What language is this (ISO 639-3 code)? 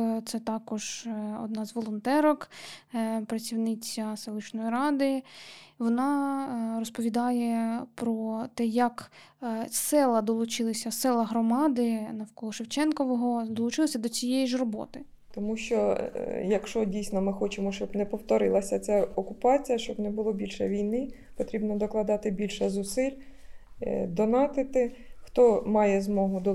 ukr